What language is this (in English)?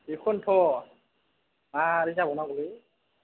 Bodo